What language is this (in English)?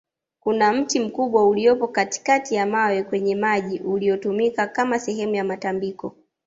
Swahili